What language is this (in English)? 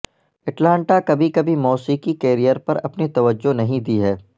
Urdu